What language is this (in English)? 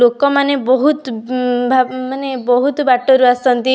Odia